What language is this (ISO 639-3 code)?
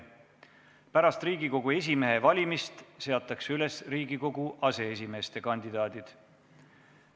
est